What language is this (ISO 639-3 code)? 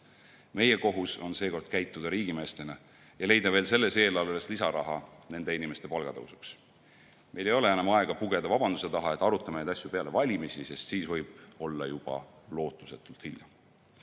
est